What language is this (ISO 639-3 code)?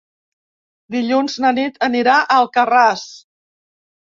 cat